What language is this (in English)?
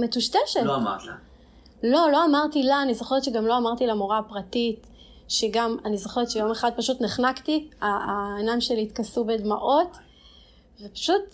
Hebrew